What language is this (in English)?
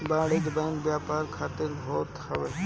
Bhojpuri